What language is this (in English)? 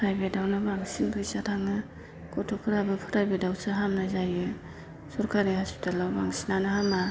Bodo